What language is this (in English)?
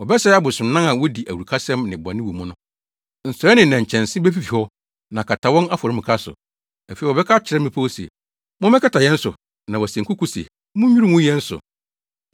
Akan